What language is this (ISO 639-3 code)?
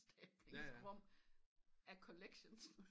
dan